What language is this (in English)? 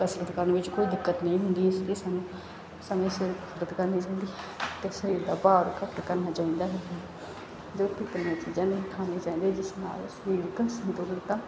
Punjabi